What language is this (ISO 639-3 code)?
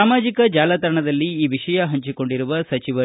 kan